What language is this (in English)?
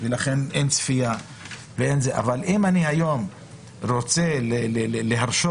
Hebrew